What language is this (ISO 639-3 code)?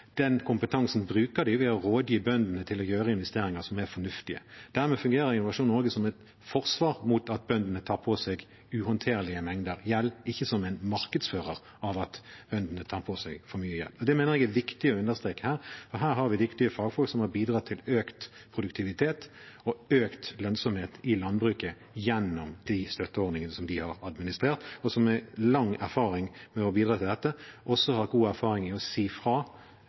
nob